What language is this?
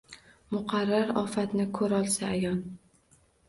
Uzbek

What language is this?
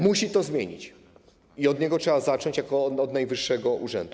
Polish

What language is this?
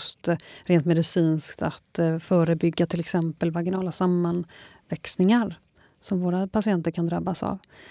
Swedish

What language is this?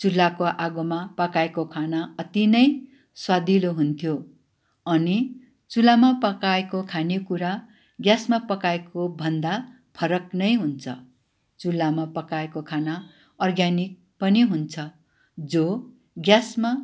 Nepali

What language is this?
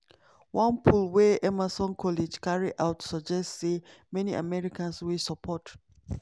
Nigerian Pidgin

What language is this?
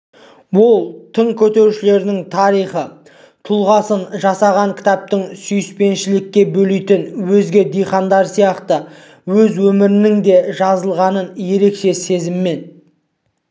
Kazakh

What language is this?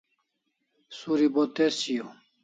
Kalasha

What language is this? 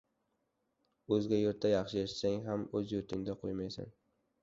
Uzbek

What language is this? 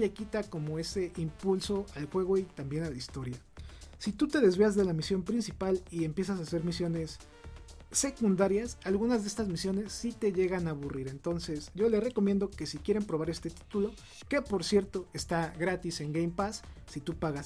Spanish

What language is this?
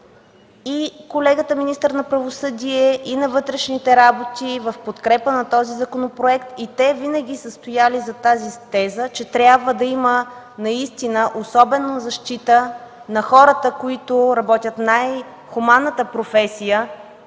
Bulgarian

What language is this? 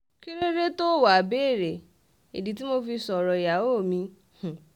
Yoruba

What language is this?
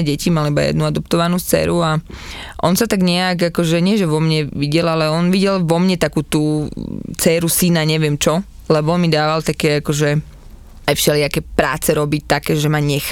Slovak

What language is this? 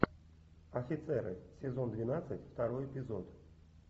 Russian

